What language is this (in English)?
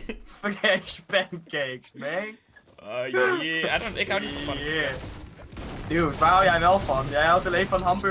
Dutch